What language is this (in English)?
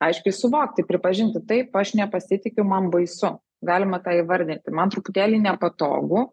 Lithuanian